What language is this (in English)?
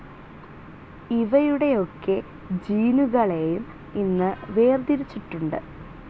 Malayalam